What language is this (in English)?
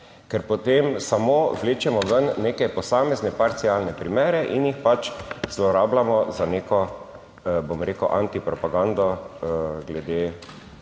Slovenian